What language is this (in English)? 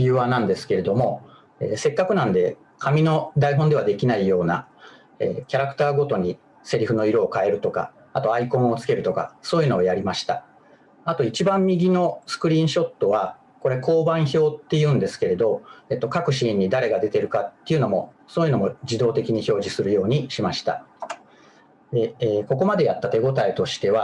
Japanese